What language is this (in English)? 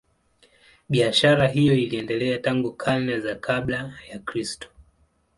Swahili